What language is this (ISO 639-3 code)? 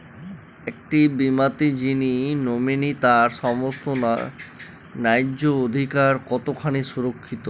ben